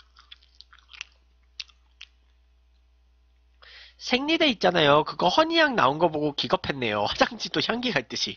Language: Korean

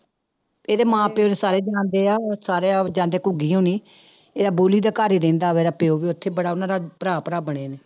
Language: Punjabi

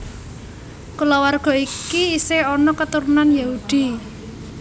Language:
Javanese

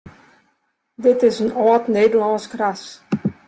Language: Western Frisian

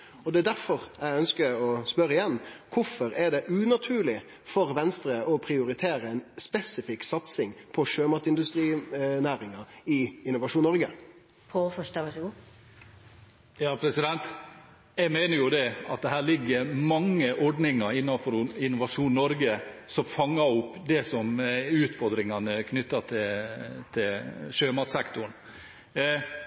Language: Norwegian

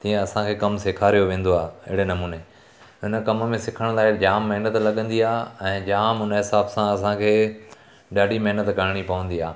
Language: Sindhi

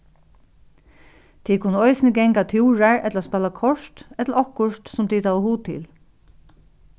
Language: Faroese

